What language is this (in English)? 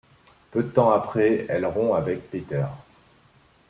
French